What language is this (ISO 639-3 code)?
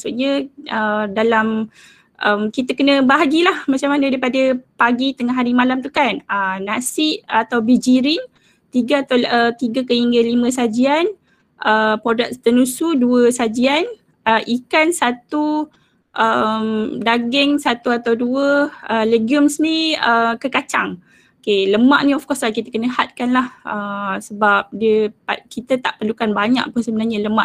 msa